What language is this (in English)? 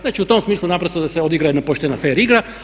Croatian